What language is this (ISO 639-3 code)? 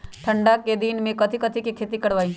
mag